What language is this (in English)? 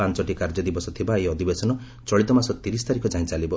Odia